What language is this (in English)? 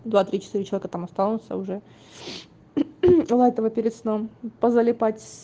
Russian